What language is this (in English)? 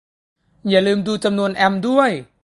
Thai